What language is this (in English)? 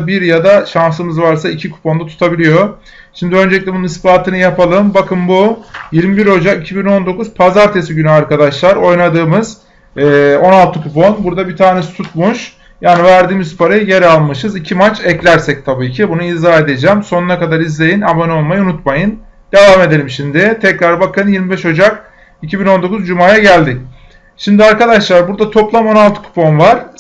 Turkish